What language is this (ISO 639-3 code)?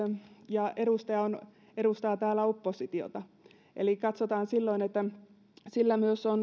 fin